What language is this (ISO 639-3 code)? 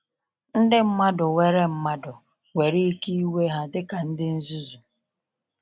ibo